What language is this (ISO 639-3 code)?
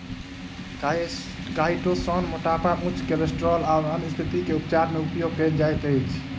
mai